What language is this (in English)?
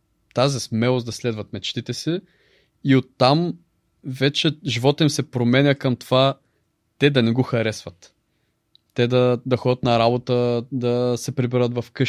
Bulgarian